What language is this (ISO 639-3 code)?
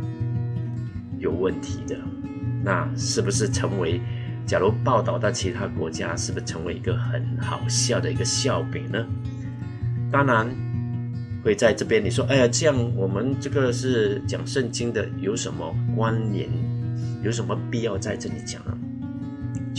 zho